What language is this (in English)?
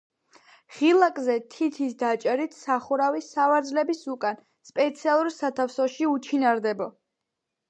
Georgian